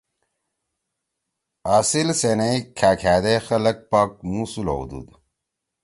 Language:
Torwali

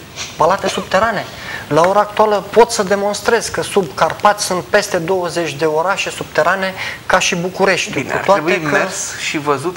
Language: Romanian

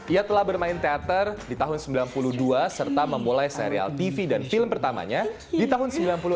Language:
Indonesian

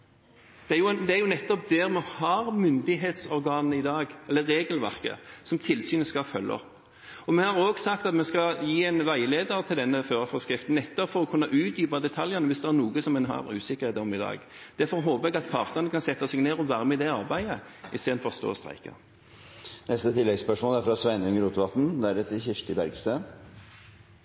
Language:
Norwegian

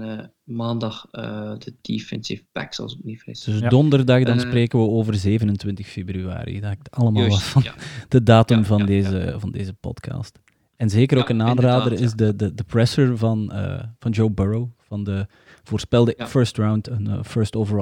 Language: Dutch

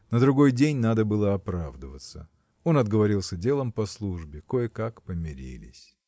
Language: Russian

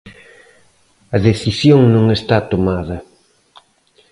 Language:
Galician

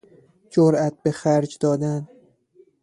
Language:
Persian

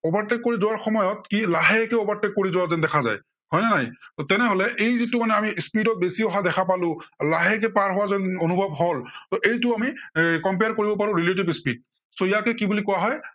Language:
Assamese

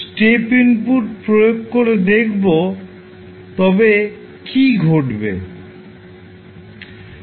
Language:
Bangla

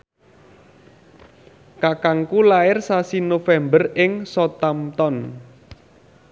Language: Javanese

